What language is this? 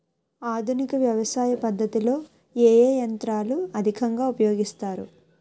Telugu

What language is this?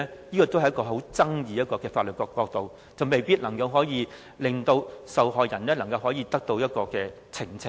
Cantonese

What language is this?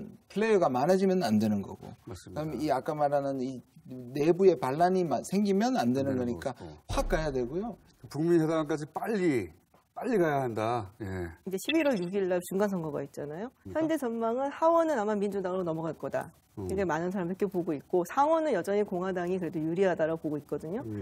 Korean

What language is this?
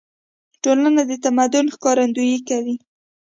Pashto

